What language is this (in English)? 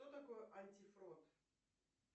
Russian